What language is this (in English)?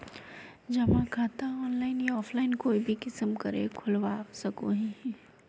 Magahi